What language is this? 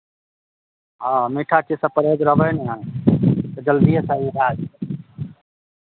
Maithili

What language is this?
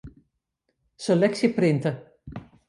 Western Frisian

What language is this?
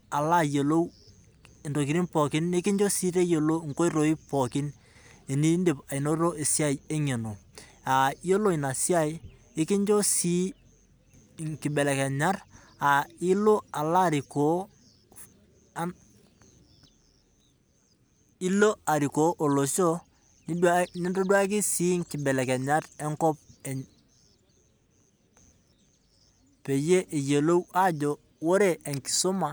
Masai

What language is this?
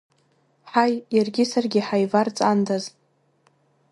Abkhazian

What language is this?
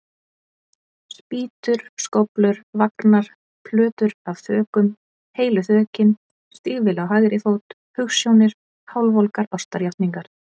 Icelandic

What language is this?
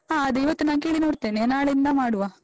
Kannada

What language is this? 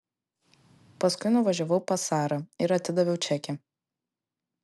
Lithuanian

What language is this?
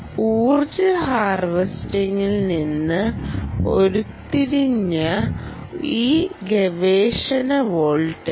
Malayalam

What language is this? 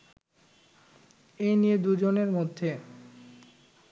Bangla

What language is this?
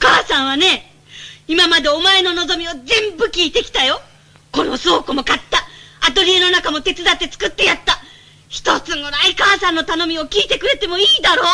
Japanese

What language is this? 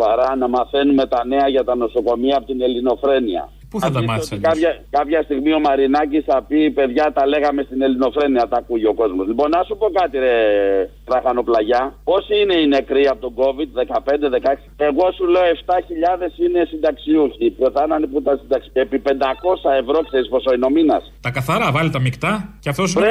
Greek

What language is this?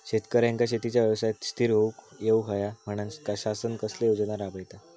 Marathi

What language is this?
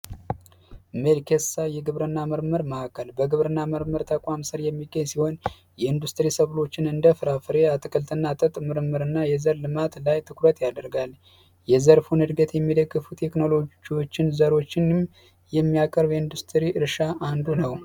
Amharic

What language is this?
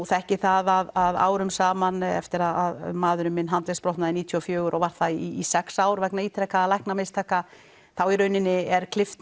Icelandic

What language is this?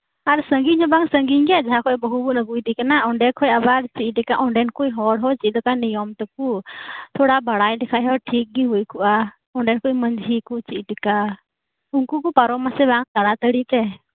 Santali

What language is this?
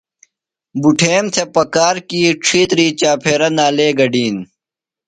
Phalura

